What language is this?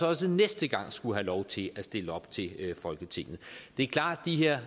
Danish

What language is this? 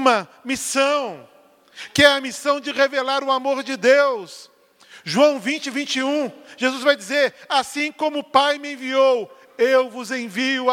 Portuguese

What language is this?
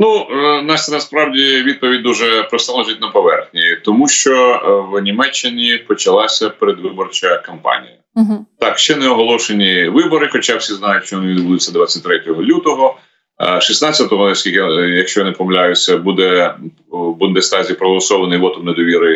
Ukrainian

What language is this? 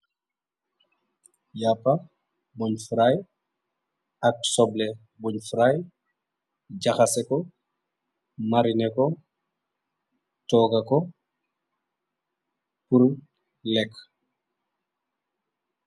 Wolof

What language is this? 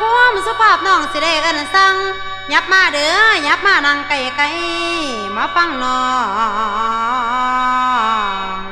Thai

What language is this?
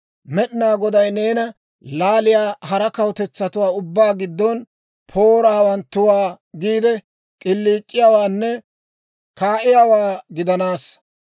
Dawro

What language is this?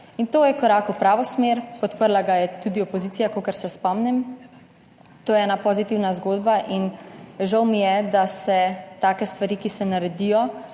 Slovenian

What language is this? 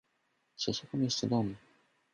Polish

